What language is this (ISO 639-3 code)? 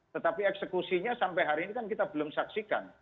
ind